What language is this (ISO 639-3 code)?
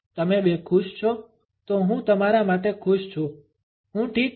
guj